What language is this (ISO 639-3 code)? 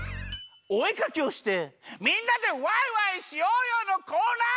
jpn